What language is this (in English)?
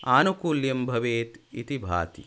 Sanskrit